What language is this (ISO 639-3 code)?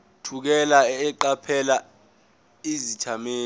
zul